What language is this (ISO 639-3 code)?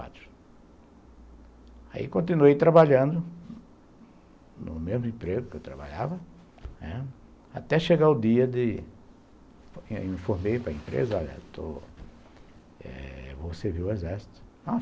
por